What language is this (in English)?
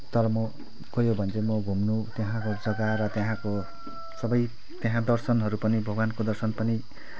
Nepali